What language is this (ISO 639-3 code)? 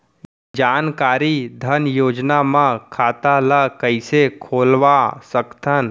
hne